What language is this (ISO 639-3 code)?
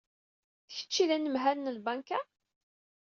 kab